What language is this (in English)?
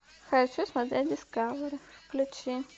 Russian